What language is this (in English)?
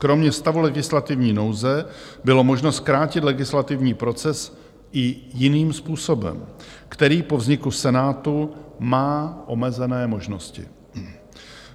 Czech